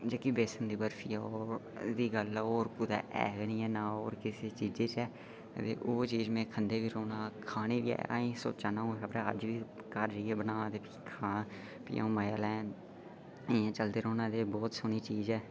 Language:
Dogri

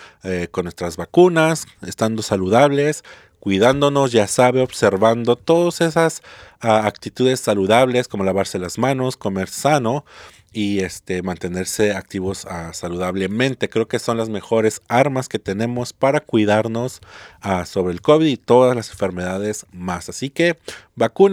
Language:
Spanish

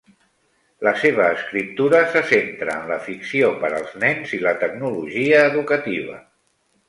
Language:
Catalan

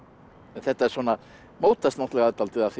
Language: Icelandic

